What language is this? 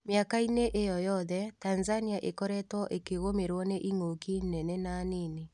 Kikuyu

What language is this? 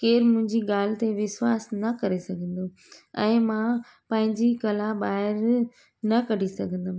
Sindhi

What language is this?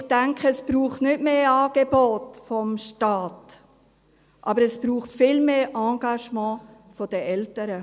Swiss German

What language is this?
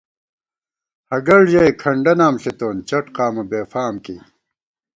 Gawar-Bati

